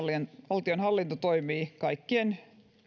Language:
Finnish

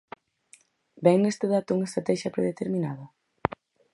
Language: Galician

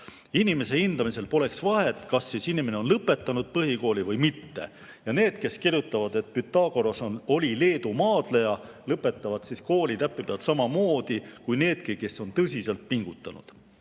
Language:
Estonian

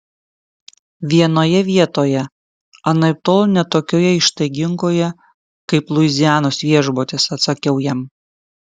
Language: Lithuanian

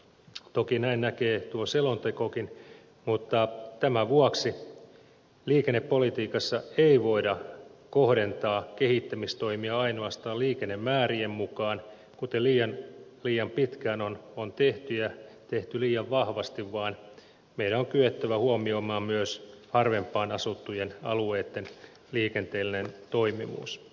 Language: Finnish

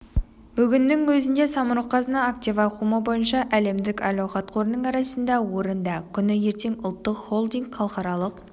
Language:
Kazakh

